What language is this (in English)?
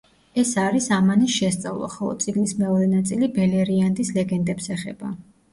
Georgian